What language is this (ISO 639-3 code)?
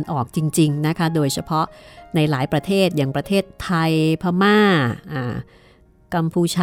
tha